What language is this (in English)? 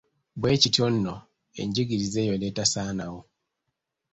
Ganda